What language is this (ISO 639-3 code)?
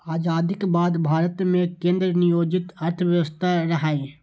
mai